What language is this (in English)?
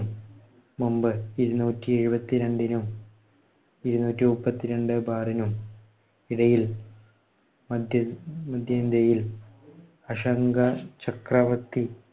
Malayalam